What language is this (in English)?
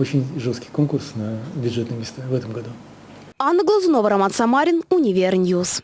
Russian